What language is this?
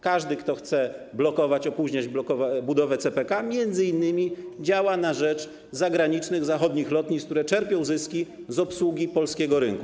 Polish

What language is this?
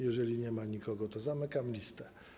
Polish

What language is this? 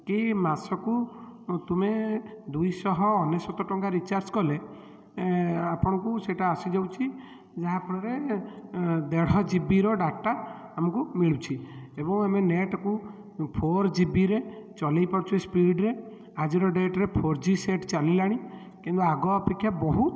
Odia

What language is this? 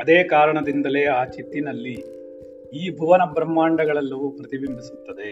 Kannada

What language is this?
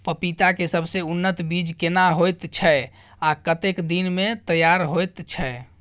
Maithili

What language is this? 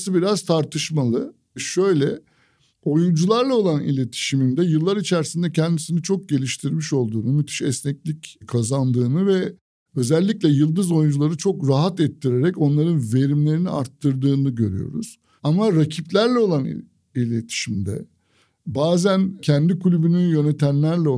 Turkish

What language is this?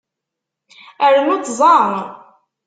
Kabyle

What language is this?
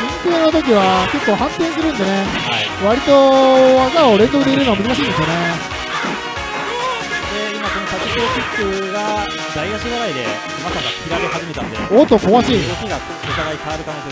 Japanese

